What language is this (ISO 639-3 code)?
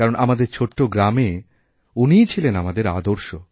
ben